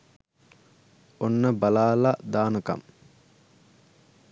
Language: Sinhala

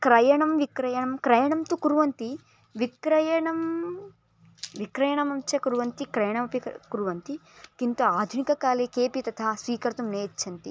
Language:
Sanskrit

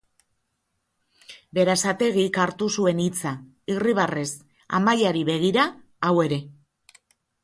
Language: Basque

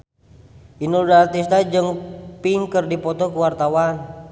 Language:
Sundanese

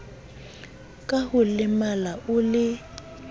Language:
Southern Sotho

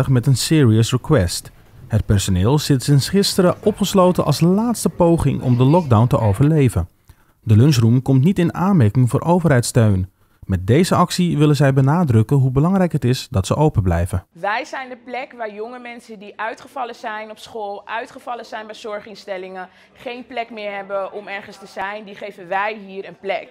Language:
Dutch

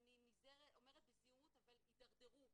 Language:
Hebrew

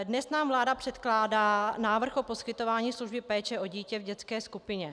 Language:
Czech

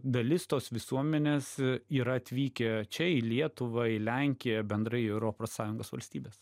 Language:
Lithuanian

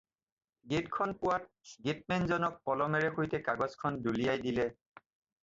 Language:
Assamese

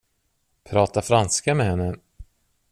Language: Swedish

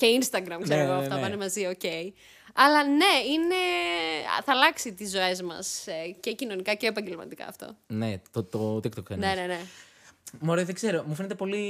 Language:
Greek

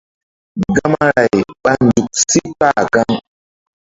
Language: Mbum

